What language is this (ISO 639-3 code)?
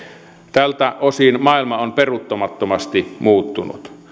fin